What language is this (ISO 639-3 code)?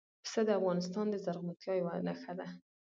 pus